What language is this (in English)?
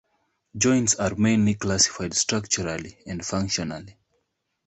English